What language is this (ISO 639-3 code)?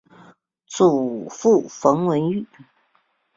zho